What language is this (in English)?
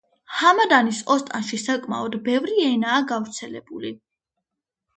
Georgian